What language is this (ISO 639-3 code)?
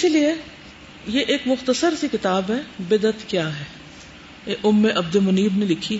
urd